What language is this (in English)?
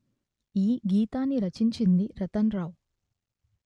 Telugu